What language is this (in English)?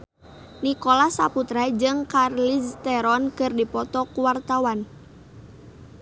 Sundanese